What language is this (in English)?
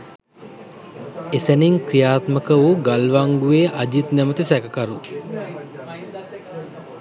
Sinhala